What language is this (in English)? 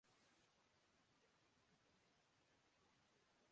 Urdu